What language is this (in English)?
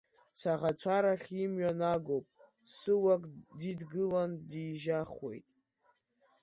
Abkhazian